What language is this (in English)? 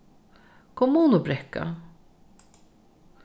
Faroese